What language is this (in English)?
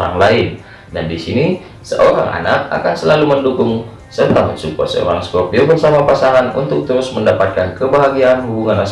Indonesian